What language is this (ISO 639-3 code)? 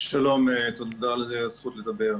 heb